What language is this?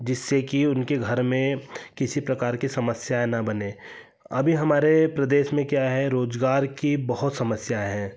Hindi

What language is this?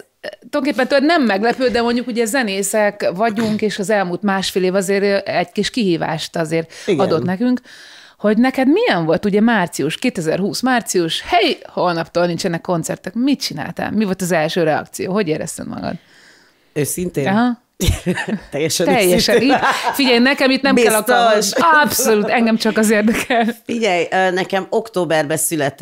Hungarian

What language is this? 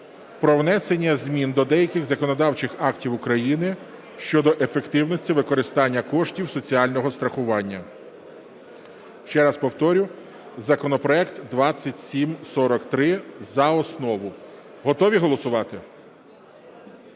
Ukrainian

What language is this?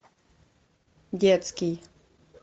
Russian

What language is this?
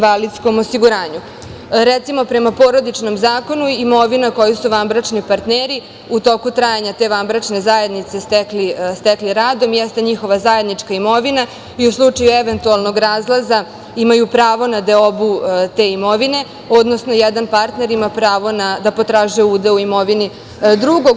Serbian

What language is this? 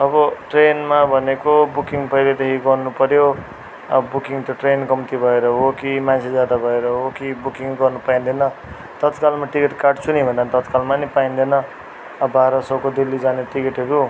Nepali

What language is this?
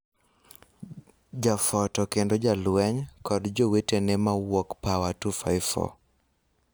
Luo (Kenya and Tanzania)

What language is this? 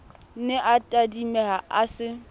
Southern Sotho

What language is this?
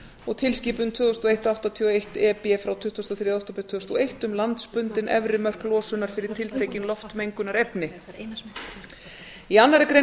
Icelandic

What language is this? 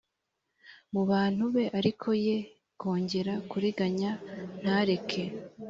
Kinyarwanda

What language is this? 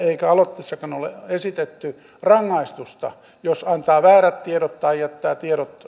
Finnish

